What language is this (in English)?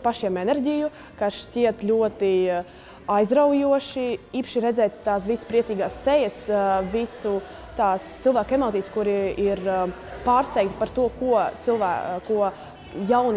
Latvian